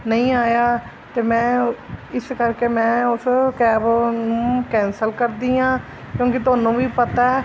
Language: Punjabi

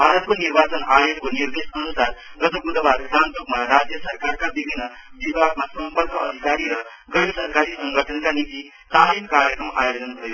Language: Nepali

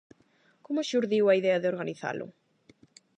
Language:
Galician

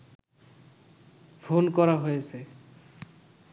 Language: Bangla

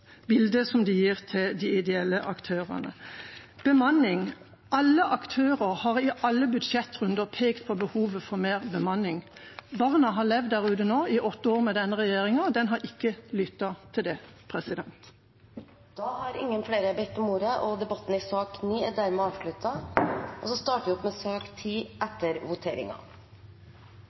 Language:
Norwegian Bokmål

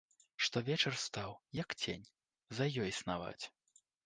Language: Belarusian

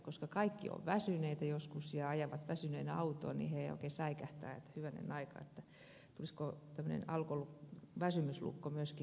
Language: Finnish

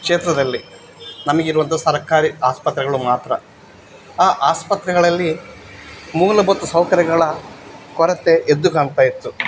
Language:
Kannada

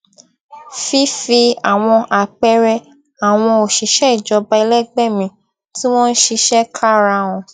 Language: Yoruba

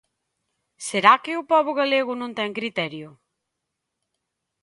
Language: Galician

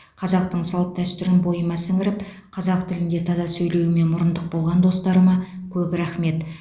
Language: Kazakh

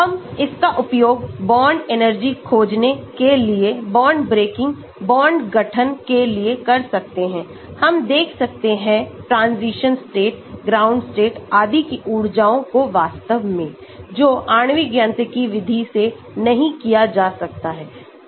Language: Hindi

